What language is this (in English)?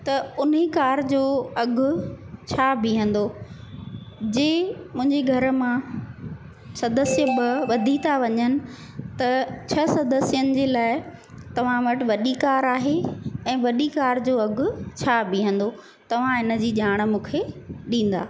Sindhi